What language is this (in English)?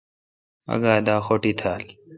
Kalkoti